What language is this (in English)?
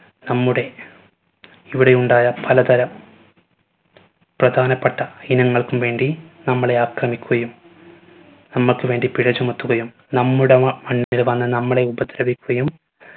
Malayalam